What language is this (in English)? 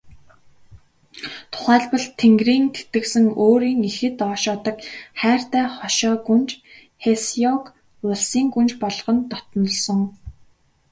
Mongolian